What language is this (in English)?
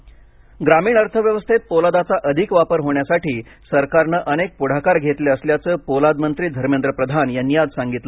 Marathi